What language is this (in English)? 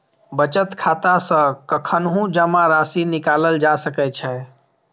Maithili